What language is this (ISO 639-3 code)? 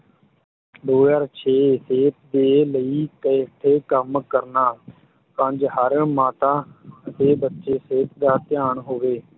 pan